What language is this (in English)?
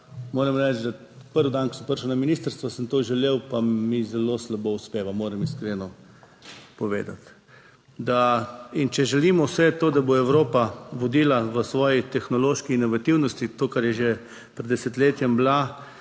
Slovenian